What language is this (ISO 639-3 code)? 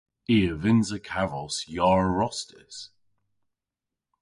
cor